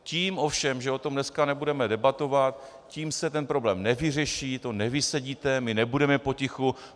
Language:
Czech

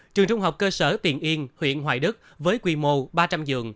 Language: Vietnamese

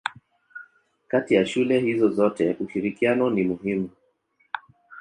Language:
Swahili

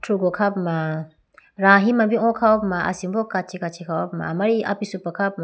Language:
Idu-Mishmi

